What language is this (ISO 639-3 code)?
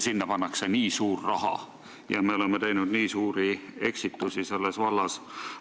est